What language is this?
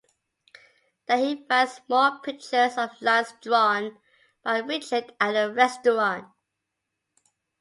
English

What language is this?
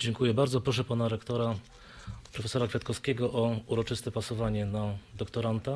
Polish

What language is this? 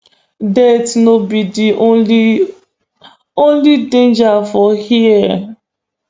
Nigerian Pidgin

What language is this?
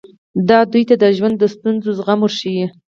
Pashto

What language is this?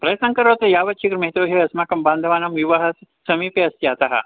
Sanskrit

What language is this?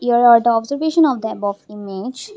English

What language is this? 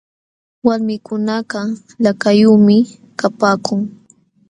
Jauja Wanca Quechua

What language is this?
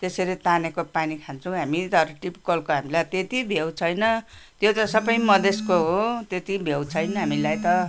Nepali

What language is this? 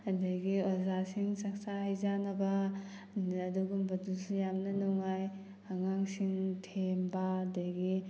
Manipuri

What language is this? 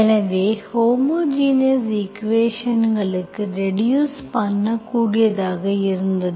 Tamil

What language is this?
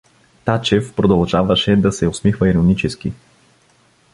Bulgarian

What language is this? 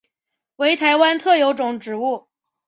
Chinese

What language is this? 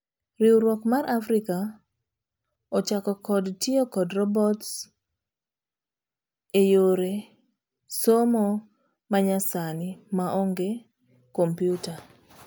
Luo (Kenya and Tanzania)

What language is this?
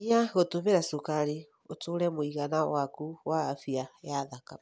Kikuyu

